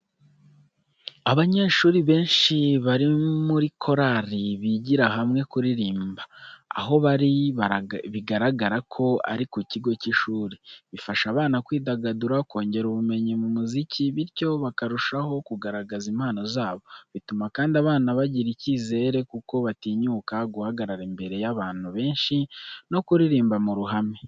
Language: Kinyarwanda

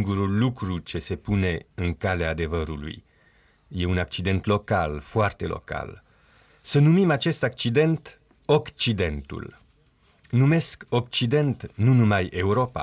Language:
Romanian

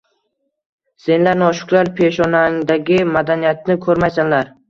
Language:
Uzbek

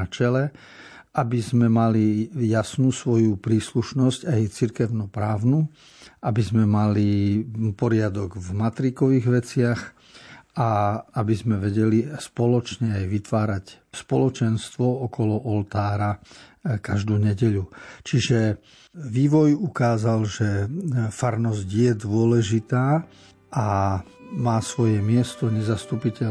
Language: Slovak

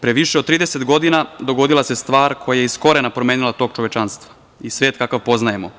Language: Serbian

